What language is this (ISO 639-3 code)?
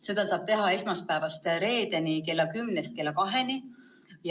est